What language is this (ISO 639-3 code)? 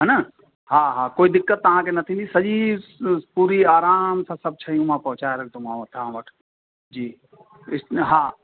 snd